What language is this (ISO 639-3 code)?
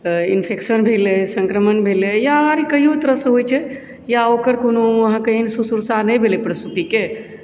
mai